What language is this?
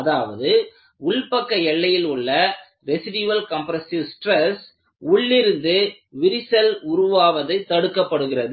Tamil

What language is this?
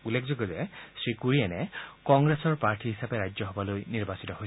Assamese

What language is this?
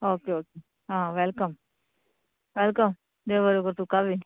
Konkani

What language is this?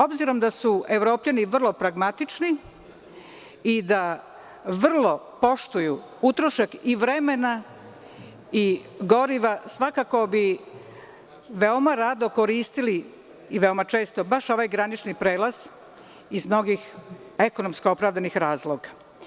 Serbian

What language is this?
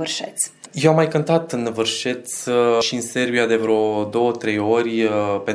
Romanian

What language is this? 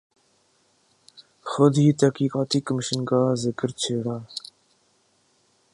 Urdu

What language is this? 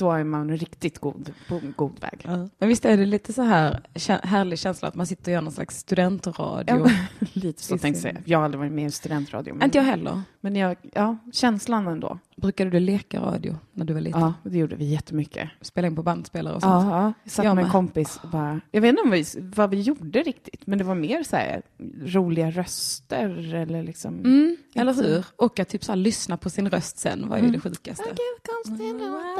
Swedish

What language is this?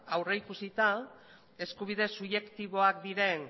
Basque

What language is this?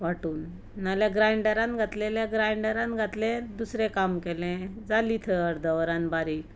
Konkani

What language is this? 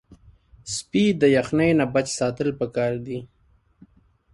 Pashto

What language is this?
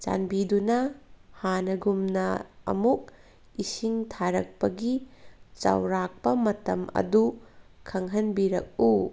Manipuri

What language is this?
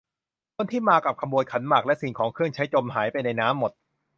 Thai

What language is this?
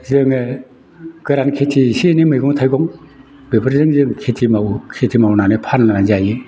Bodo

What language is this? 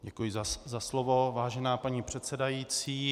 Czech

